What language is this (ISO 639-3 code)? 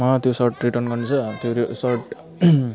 nep